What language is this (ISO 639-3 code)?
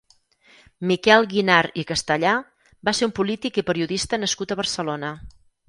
cat